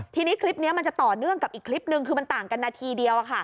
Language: Thai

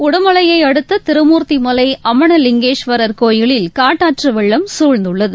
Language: Tamil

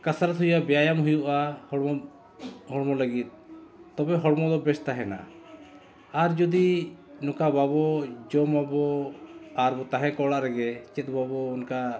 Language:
Santali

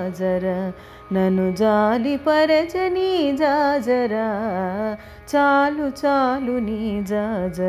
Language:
Telugu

